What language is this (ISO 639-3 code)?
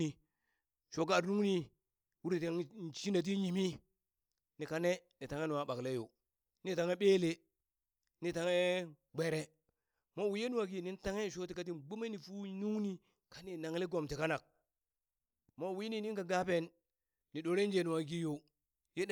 bys